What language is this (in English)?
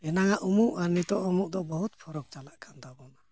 Santali